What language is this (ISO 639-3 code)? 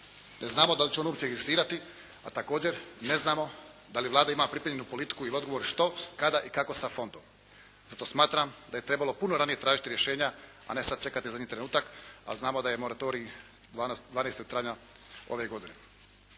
hrv